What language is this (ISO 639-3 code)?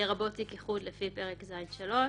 heb